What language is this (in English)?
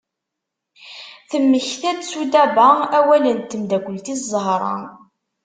Kabyle